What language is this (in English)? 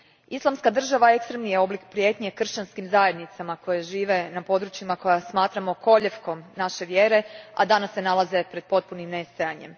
Croatian